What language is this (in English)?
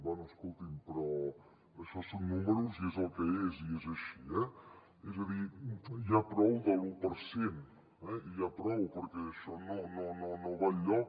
Catalan